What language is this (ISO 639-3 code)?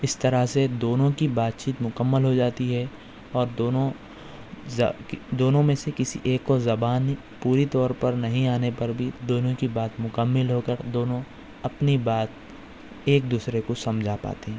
urd